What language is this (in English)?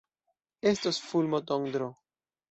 Esperanto